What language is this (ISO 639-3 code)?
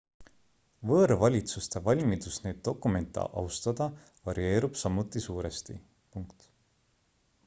est